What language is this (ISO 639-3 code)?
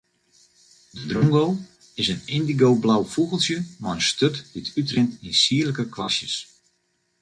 fry